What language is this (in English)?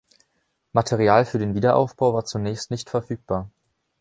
German